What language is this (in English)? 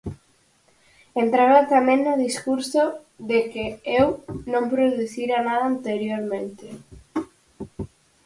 Galician